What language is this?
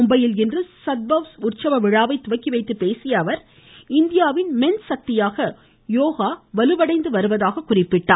Tamil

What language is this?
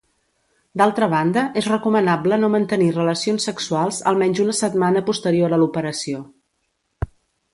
Catalan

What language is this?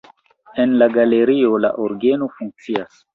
Esperanto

